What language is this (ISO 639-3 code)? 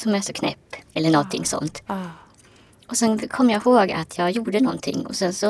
swe